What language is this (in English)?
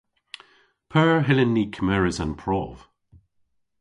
Cornish